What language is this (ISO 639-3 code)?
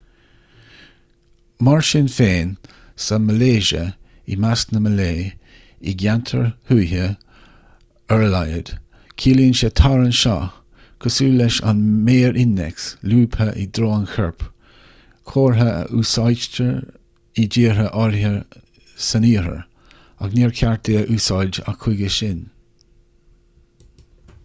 gle